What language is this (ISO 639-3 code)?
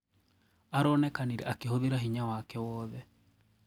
kik